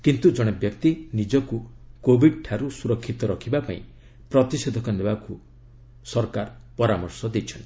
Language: Odia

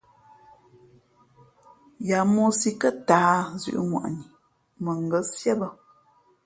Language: Fe'fe'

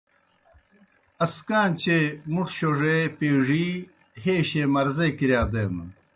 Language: Kohistani Shina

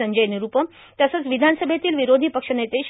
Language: Marathi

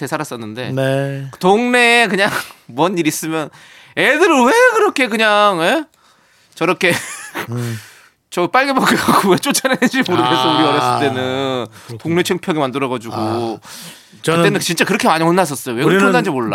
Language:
Korean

